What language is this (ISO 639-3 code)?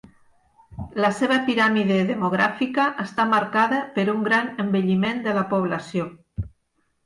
cat